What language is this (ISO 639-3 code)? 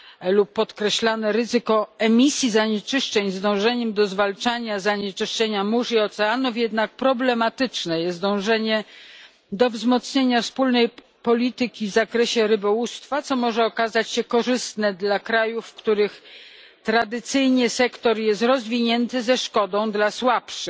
pol